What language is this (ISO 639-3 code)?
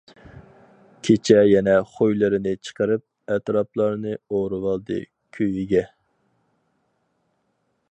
uig